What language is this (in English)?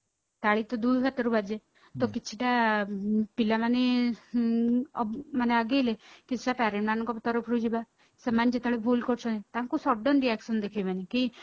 Odia